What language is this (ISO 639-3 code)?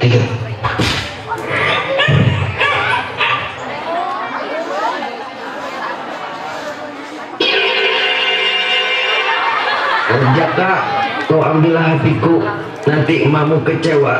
ind